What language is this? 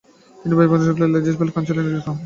Bangla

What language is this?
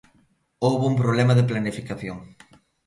Galician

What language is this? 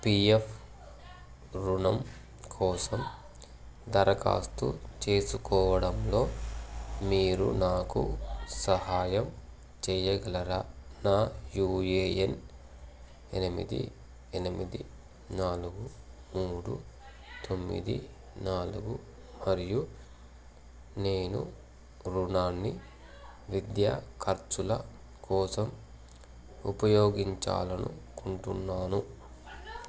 Telugu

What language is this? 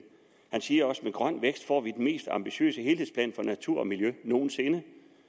Danish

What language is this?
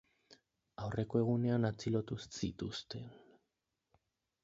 Basque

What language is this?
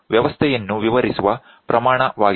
Kannada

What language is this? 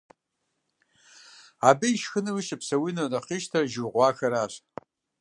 Kabardian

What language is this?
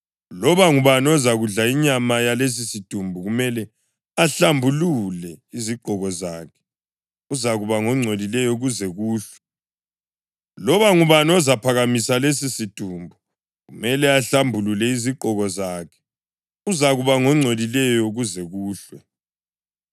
North Ndebele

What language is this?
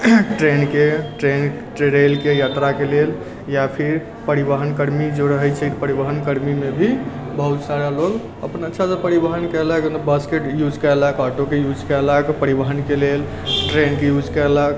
Maithili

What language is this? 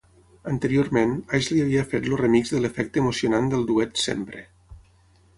Catalan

